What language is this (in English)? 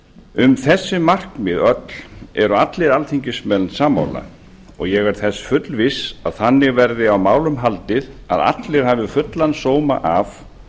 Icelandic